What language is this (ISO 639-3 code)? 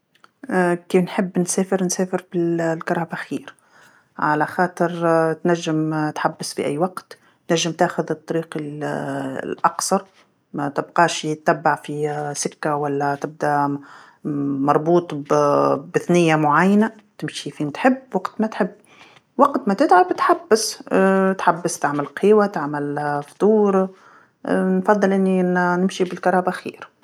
aeb